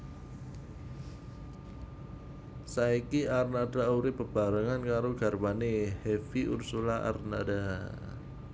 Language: Javanese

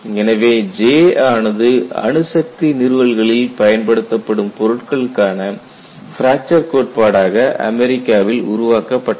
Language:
Tamil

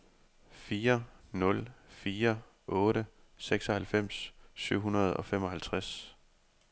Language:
Danish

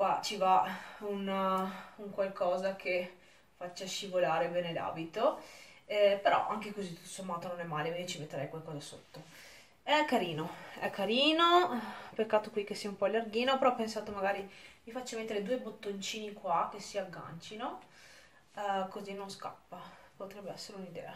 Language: Italian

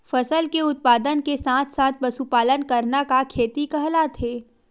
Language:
Chhattisgarhi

